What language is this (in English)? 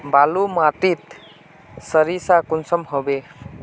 Magahi